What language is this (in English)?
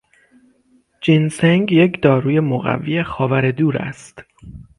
Persian